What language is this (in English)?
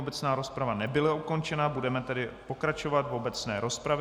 Czech